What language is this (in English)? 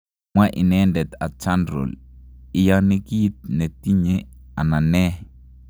Kalenjin